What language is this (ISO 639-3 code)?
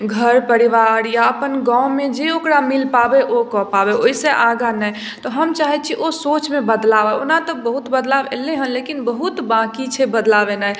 mai